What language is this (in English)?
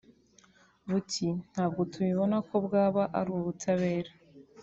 Kinyarwanda